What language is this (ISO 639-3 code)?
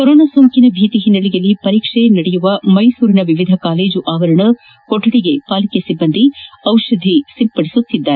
kan